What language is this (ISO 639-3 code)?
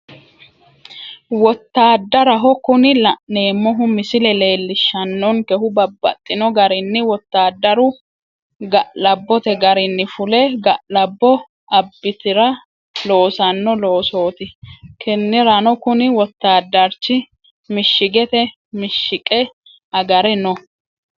sid